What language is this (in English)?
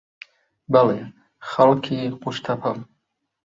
Central Kurdish